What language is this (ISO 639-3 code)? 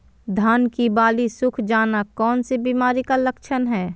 mag